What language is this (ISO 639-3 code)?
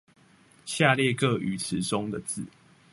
zho